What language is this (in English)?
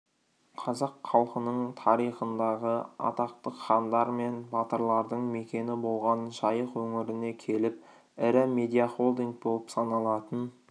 Kazakh